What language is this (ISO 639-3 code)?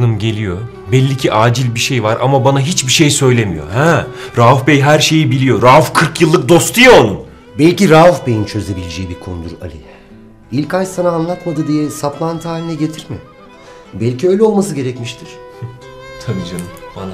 tur